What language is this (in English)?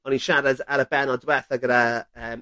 Welsh